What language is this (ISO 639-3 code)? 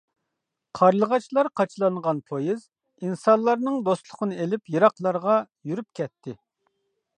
uig